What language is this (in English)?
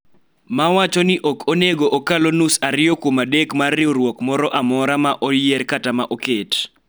Luo (Kenya and Tanzania)